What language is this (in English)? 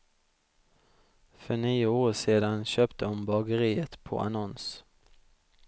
Swedish